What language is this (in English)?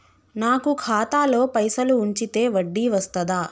Telugu